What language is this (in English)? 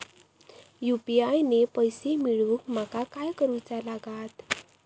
Marathi